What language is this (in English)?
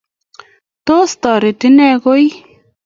Kalenjin